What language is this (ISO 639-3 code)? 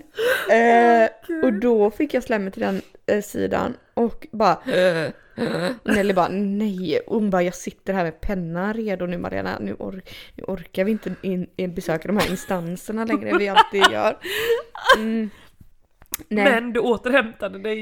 swe